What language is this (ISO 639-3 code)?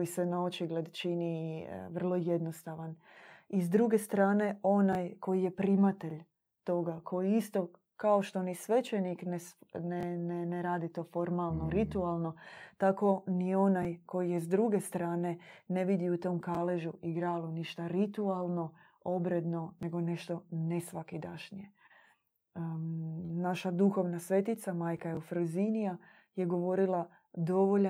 hrv